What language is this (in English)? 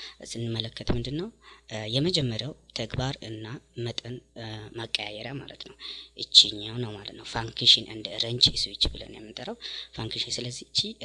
Indonesian